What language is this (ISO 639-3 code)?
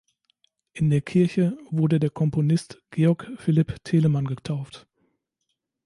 deu